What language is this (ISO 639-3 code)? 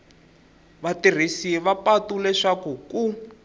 tso